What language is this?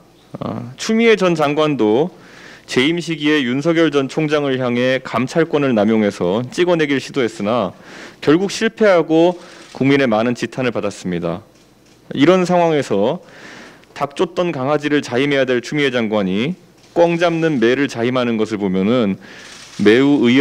Korean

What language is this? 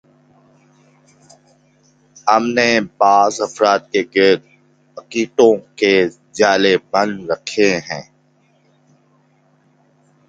Urdu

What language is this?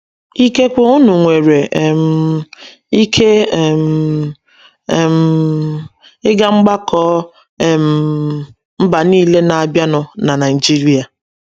Igbo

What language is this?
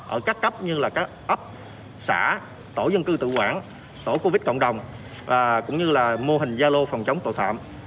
Vietnamese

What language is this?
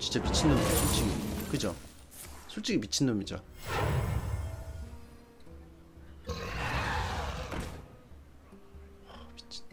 Korean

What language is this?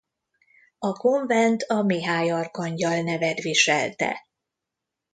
Hungarian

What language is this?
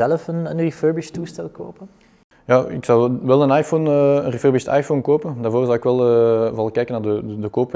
Dutch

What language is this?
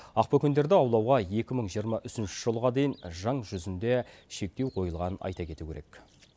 Kazakh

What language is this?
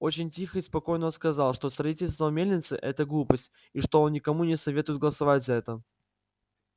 Russian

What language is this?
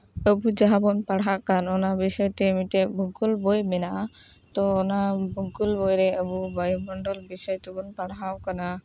Santali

